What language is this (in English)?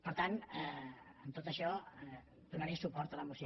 Catalan